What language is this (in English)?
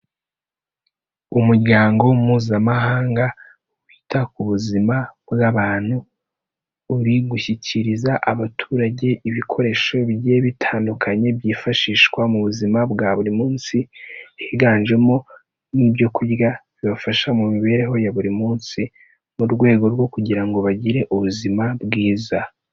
Kinyarwanda